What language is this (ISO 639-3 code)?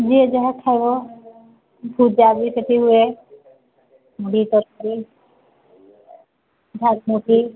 ori